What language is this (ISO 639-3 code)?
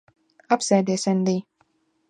lav